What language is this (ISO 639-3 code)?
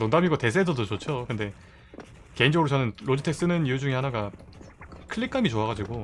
kor